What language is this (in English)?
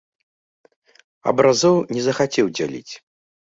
Belarusian